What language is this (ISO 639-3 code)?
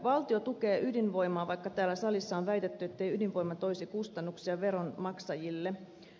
fin